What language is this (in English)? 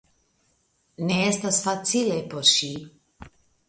Esperanto